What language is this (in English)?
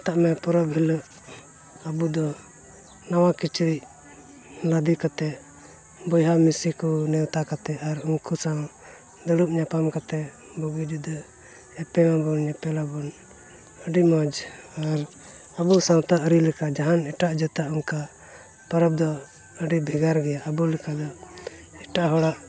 Santali